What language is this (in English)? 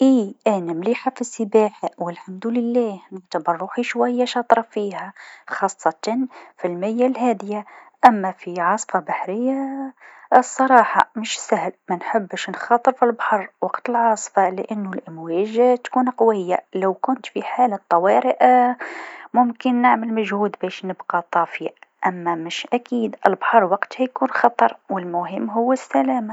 Tunisian Arabic